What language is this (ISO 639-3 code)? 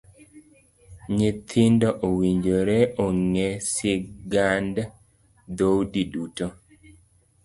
luo